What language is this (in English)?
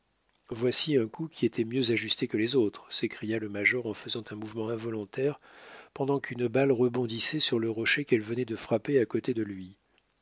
French